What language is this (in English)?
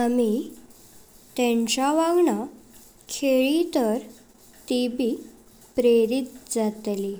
Konkani